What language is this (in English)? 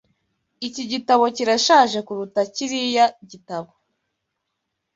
Kinyarwanda